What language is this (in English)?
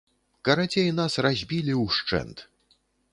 Belarusian